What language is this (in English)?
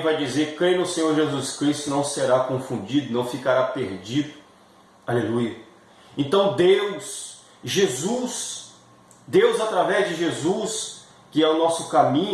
Portuguese